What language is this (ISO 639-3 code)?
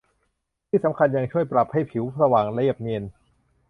tha